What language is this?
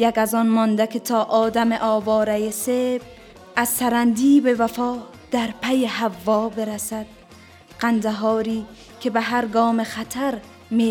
Persian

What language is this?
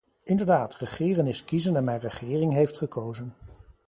Dutch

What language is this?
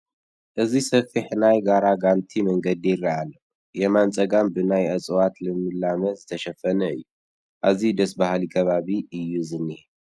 Tigrinya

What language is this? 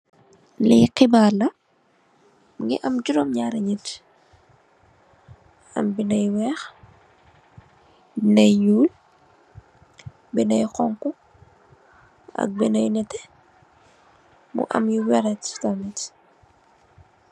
Wolof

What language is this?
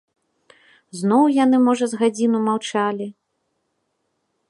Belarusian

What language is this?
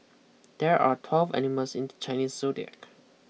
English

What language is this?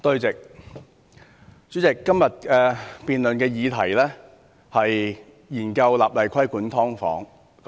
Cantonese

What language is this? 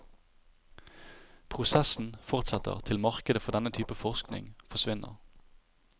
Norwegian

